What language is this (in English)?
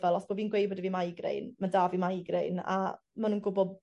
Welsh